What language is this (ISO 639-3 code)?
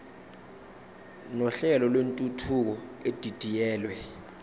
zul